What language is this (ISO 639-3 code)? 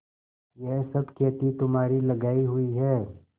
hin